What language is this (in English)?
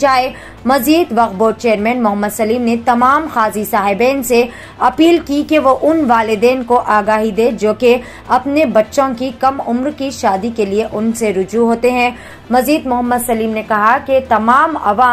Hindi